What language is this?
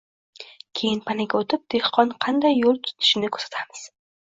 Uzbek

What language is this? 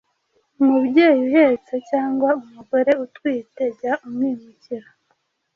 Kinyarwanda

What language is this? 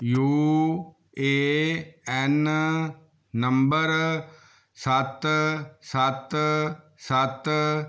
Punjabi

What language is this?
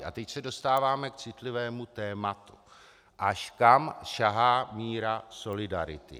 Czech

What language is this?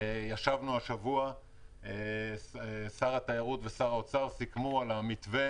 Hebrew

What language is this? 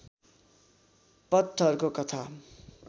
Nepali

